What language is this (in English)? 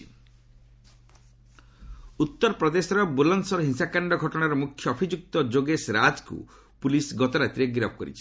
Odia